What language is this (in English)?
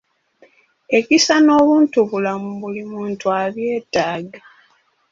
Ganda